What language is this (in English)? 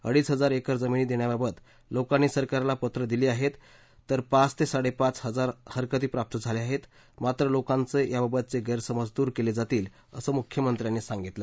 Marathi